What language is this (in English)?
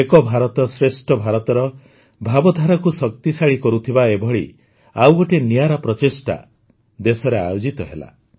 Odia